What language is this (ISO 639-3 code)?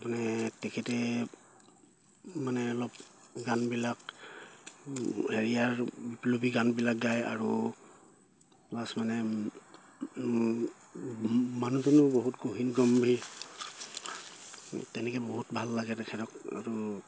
asm